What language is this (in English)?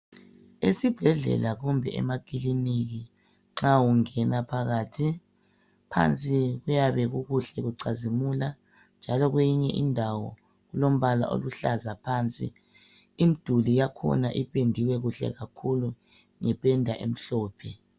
North Ndebele